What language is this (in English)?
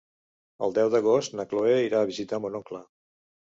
Catalan